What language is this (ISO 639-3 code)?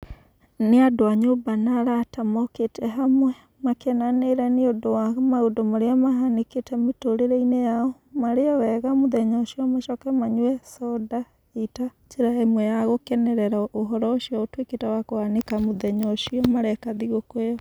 kik